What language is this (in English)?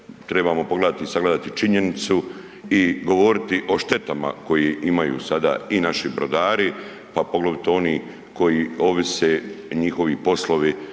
Croatian